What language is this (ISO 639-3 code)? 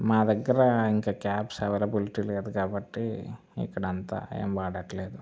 tel